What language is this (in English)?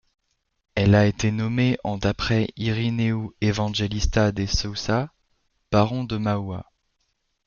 French